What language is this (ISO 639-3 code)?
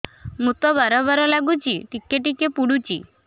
ori